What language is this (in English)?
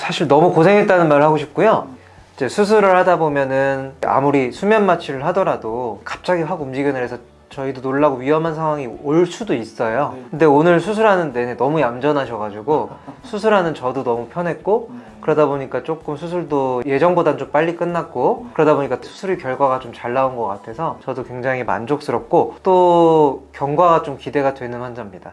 Korean